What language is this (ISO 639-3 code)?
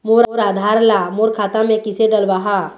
hne